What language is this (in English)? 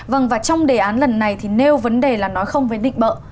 Vietnamese